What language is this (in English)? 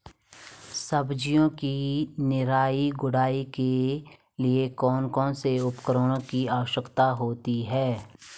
Hindi